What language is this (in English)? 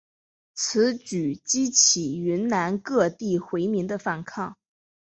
Chinese